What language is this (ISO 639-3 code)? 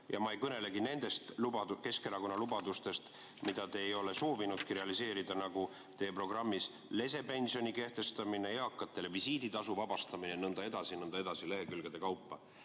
est